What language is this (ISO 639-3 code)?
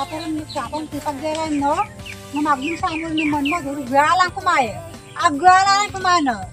tha